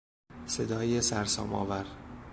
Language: Persian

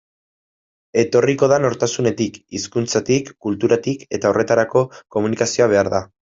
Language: Basque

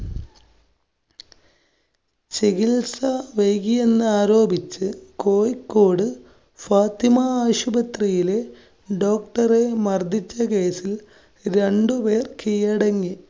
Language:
Malayalam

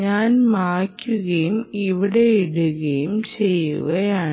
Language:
Malayalam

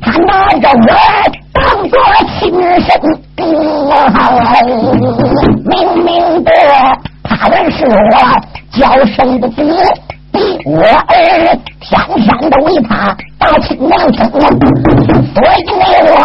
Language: Chinese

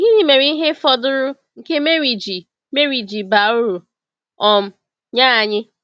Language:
Igbo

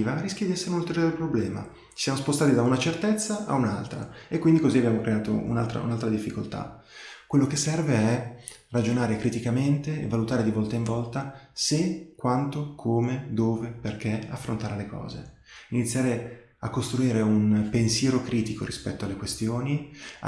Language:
Italian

